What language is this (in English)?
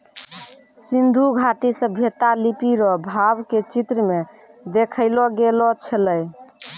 Maithili